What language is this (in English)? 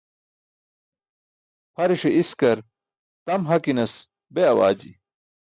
Burushaski